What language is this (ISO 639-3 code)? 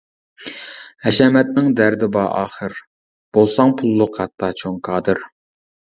uig